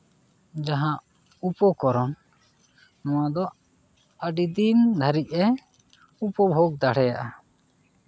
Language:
Santali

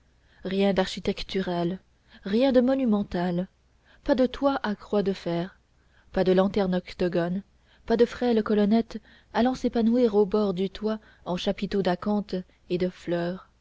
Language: French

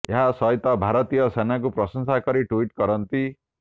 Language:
Odia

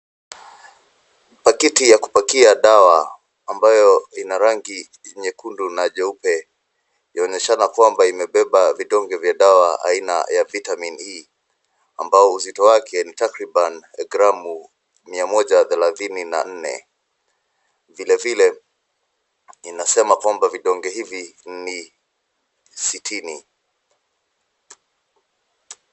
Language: Swahili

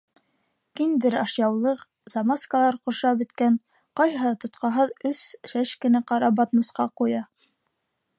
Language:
Bashkir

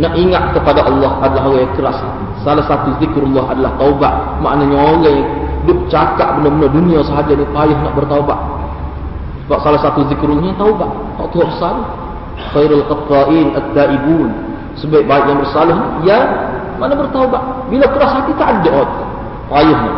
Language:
Malay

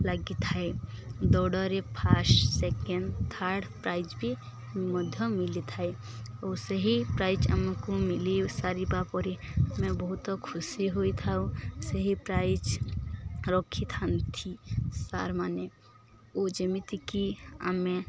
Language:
Odia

